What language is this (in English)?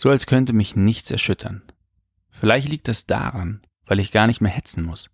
German